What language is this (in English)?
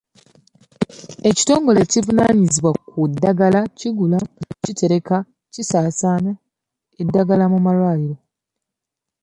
Ganda